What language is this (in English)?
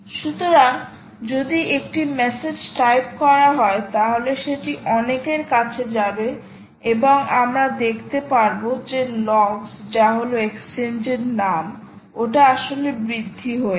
Bangla